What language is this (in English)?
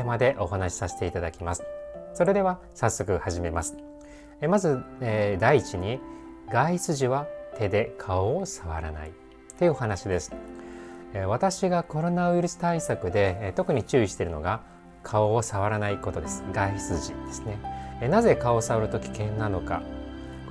Japanese